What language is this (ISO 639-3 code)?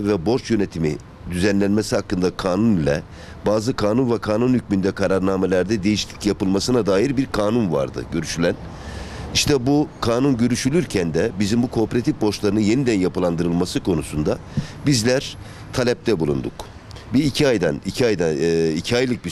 tur